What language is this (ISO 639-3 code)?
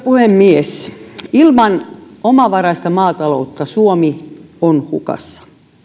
fin